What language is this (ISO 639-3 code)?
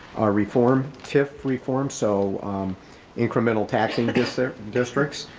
eng